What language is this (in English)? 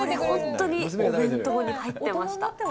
Japanese